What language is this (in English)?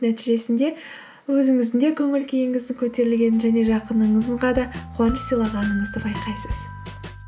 Kazakh